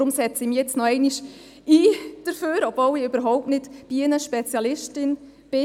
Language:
Swiss German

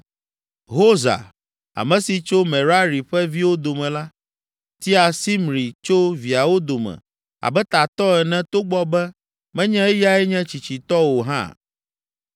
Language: Ewe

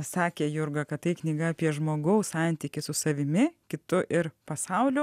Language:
Lithuanian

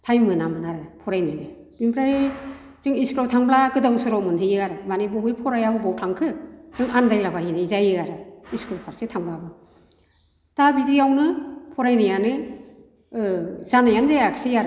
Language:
Bodo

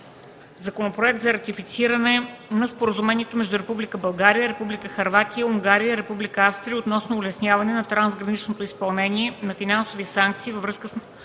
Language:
Bulgarian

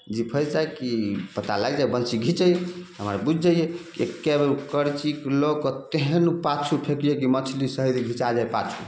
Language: Maithili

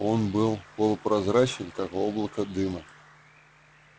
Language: Russian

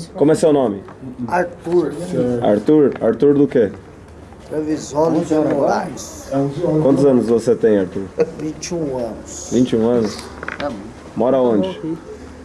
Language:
Portuguese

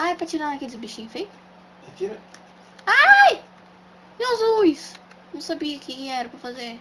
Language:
Portuguese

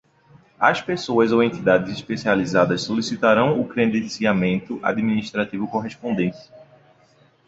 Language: Portuguese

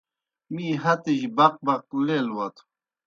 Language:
Kohistani Shina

